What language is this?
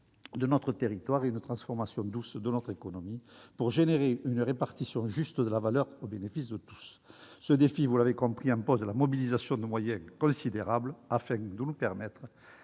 French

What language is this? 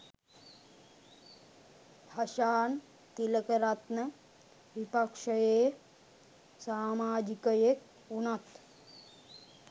Sinhala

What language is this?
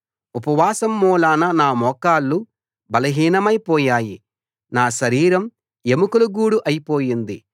Telugu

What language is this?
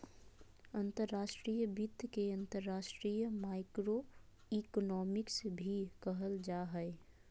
Magahi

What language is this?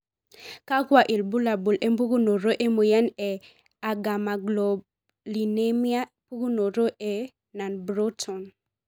Masai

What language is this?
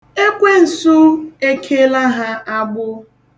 Igbo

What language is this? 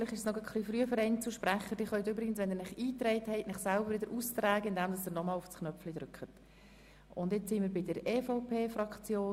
Swiss German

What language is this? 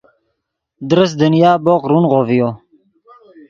Yidgha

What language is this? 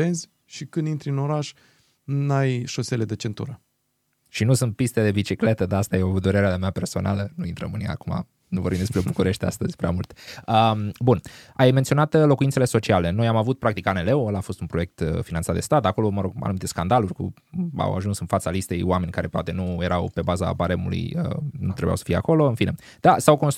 Romanian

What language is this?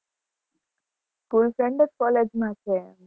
Gujarati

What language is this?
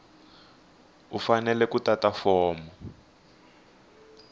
Tsonga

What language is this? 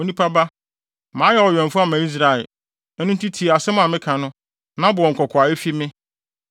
Akan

